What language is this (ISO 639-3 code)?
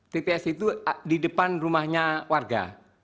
ind